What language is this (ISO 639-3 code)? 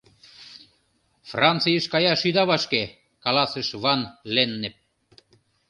chm